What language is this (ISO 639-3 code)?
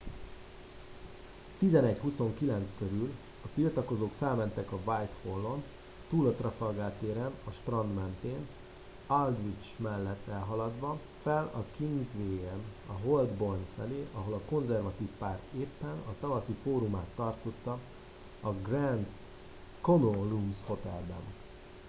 hun